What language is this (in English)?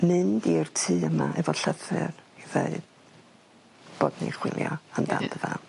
Welsh